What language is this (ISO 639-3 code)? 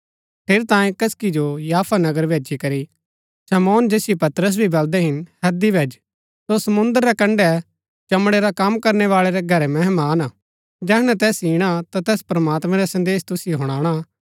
gbk